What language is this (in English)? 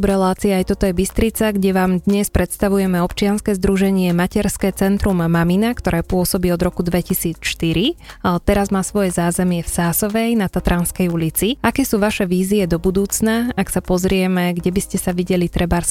Slovak